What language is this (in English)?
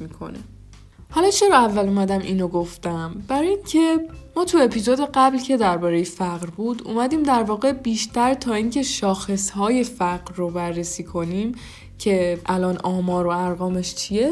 Persian